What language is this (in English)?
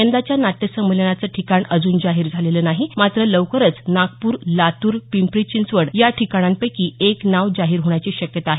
Marathi